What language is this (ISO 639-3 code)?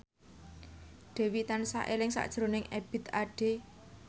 jav